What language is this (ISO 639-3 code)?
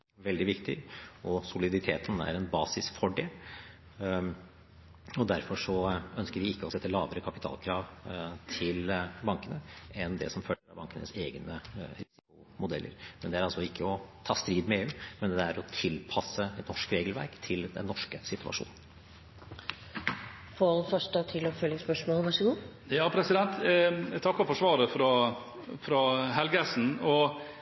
nob